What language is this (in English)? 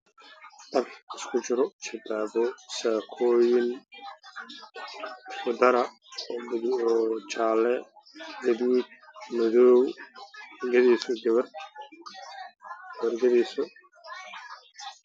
Somali